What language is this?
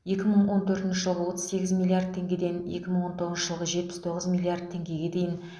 Kazakh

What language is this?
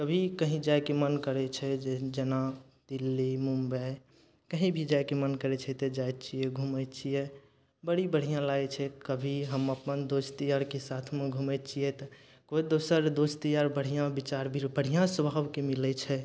Maithili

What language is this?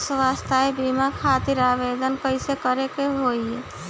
Bhojpuri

